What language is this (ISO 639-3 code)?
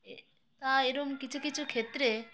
ben